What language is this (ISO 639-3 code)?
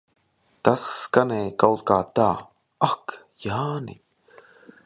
lav